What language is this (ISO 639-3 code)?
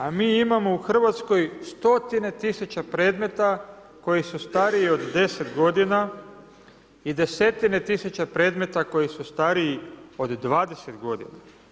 hrv